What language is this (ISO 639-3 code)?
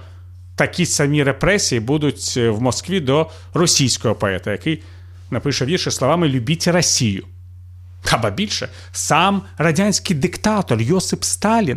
ukr